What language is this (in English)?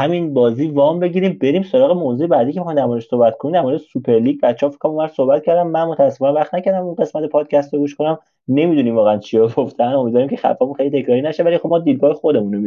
Persian